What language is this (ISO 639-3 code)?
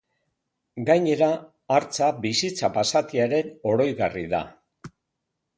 eus